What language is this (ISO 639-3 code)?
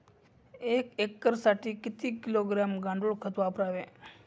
mar